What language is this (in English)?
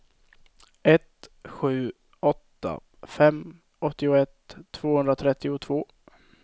Swedish